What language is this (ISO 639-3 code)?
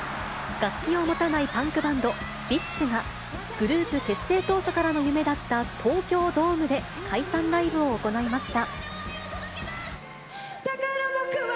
jpn